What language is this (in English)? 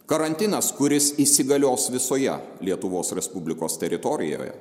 Lithuanian